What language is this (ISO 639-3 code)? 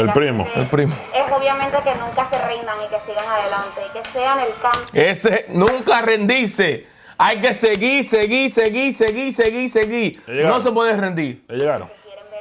spa